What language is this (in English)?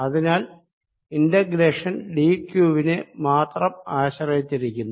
Malayalam